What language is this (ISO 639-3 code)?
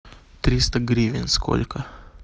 rus